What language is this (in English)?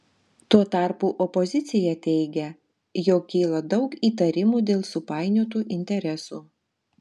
Lithuanian